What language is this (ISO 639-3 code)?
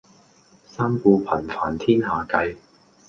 yue